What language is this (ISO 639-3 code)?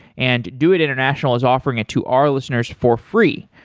eng